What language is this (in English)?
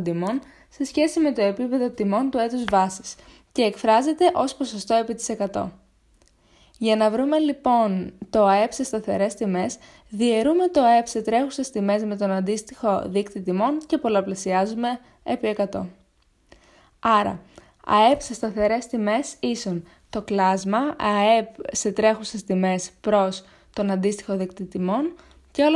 Greek